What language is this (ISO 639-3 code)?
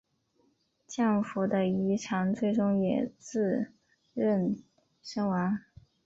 zho